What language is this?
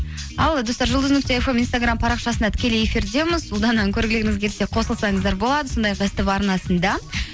Kazakh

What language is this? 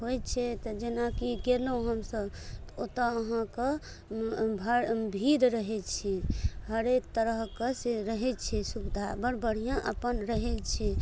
Maithili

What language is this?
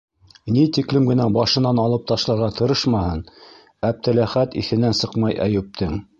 Bashkir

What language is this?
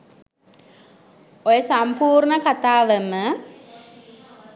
Sinhala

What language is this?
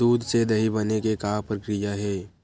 Chhattisgarhi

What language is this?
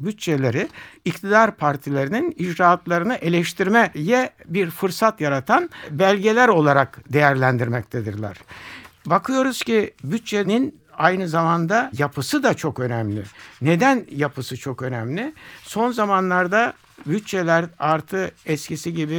Turkish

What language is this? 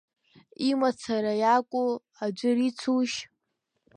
Abkhazian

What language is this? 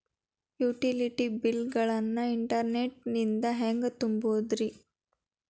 Kannada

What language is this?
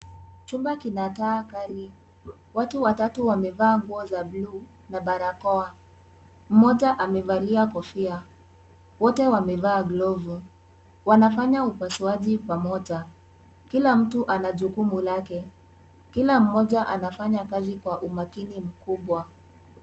Swahili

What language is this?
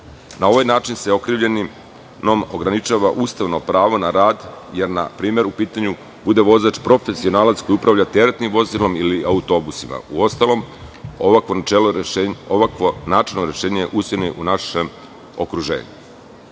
Serbian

